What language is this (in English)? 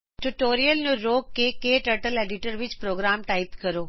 Punjabi